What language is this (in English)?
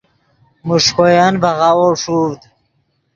Yidgha